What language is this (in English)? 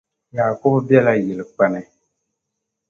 Dagbani